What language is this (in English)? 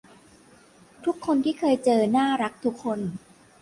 Thai